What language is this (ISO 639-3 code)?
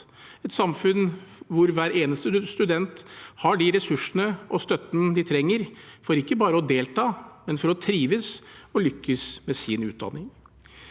nor